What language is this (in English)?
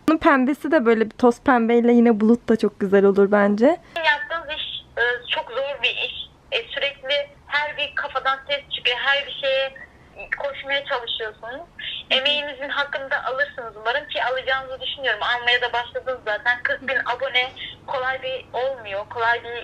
Turkish